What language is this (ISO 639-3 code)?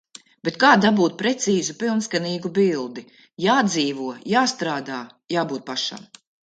lav